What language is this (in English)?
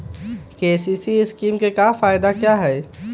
Magahi